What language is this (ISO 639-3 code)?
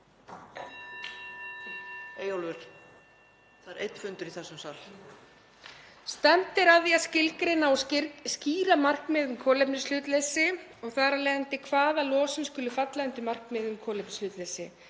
isl